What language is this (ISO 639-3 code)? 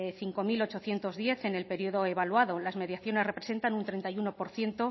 spa